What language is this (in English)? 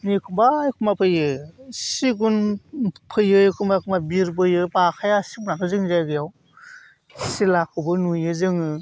Bodo